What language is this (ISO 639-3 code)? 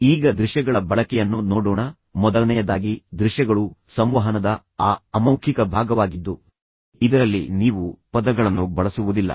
kan